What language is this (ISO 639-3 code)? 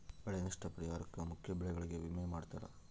kan